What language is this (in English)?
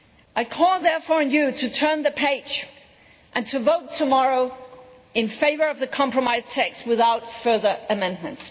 English